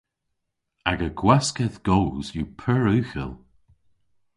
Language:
Cornish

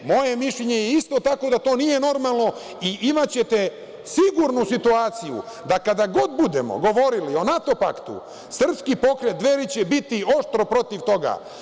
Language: Serbian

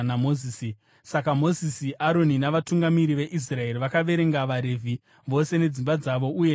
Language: Shona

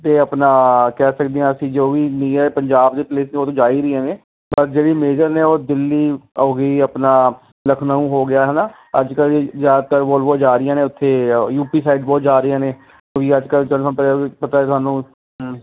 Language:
Punjabi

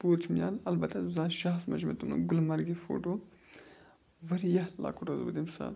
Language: Kashmiri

